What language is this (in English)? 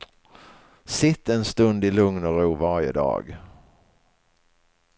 Swedish